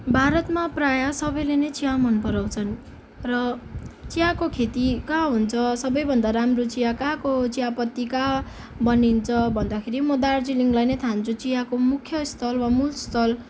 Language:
Nepali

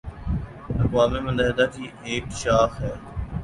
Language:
Urdu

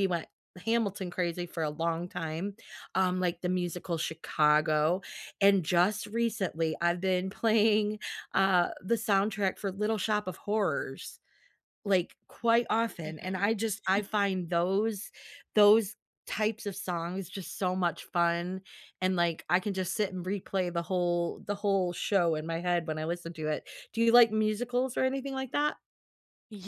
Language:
English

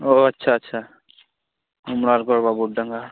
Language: Santali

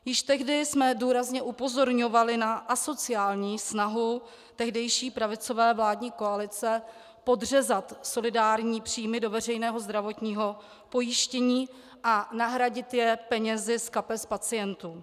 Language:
Czech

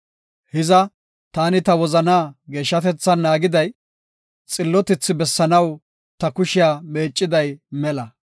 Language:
Gofa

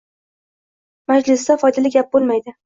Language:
Uzbek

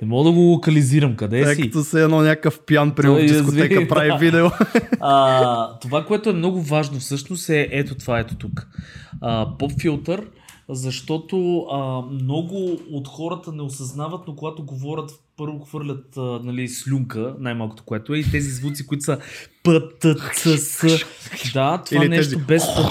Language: Bulgarian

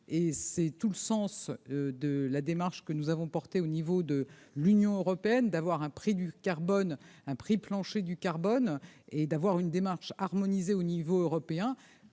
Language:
French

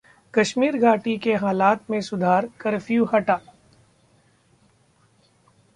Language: Hindi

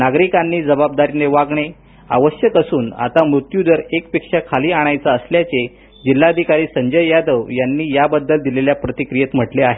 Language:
Marathi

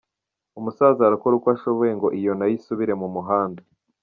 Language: Kinyarwanda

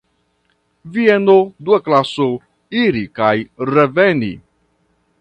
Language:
Esperanto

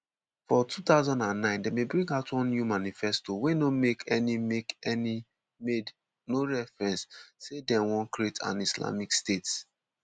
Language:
Nigerian Pidgin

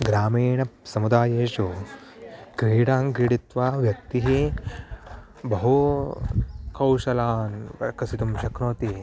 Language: Sanskrit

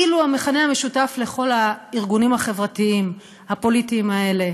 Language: Hebrew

